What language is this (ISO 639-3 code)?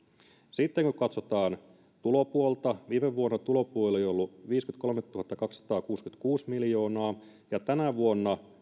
fin